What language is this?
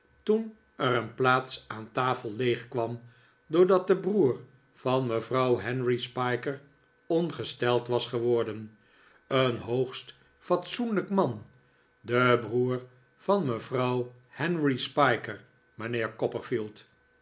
Dutch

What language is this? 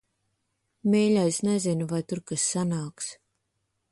Latvian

